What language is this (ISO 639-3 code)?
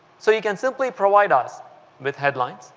eng